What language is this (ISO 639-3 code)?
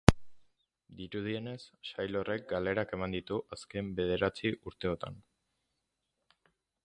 eus